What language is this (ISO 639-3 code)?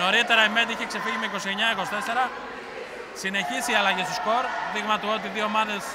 ell